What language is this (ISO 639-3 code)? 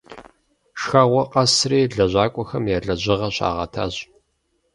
kbd